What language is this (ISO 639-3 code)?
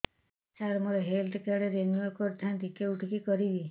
ori